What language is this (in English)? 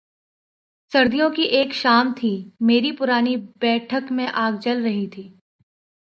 Urdu